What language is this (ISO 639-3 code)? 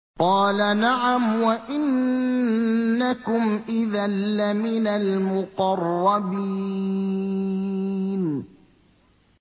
ara